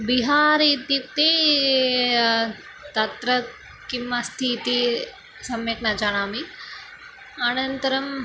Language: Sanskrit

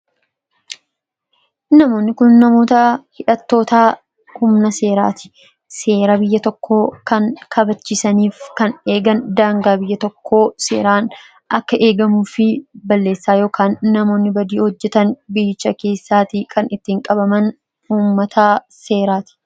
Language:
Oromo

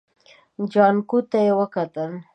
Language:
Pashto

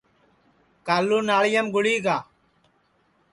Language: Sansi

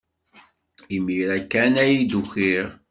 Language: Kabyle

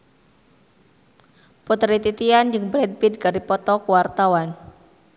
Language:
Sundanese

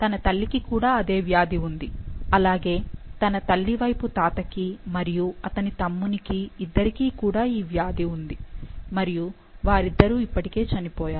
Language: Telugu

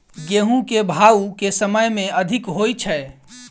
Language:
Maithili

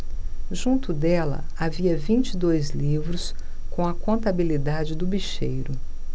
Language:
Portuguese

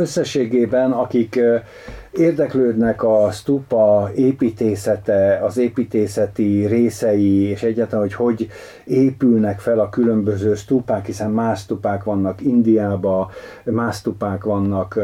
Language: Hungarian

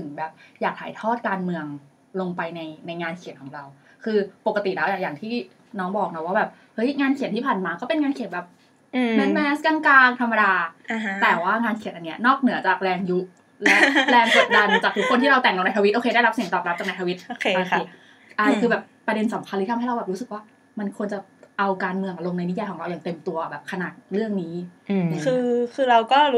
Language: Thai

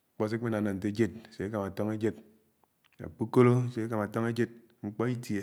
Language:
Anaang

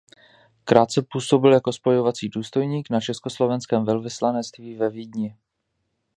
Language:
Czech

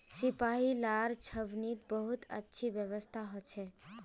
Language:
Magahi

